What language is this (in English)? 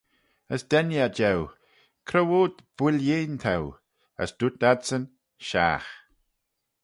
Manx